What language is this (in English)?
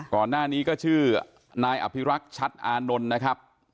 Thai